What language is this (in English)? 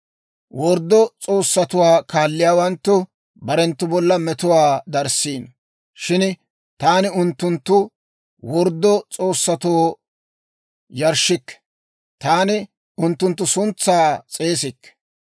Dawro